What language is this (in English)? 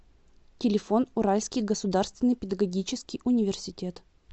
Russian